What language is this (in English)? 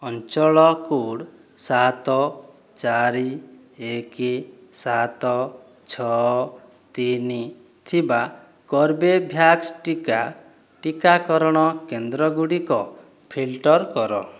Odia